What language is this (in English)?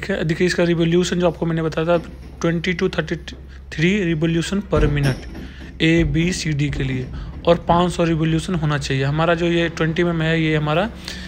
Hindi